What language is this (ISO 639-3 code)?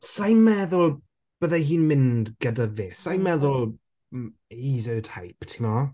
cym